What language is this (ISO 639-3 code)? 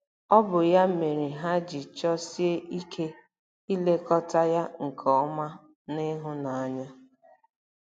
ibo